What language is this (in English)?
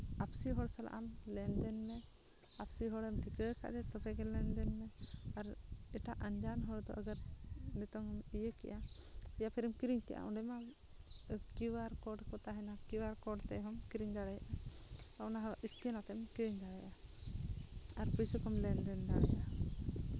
Santali